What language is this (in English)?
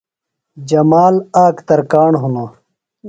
Phalura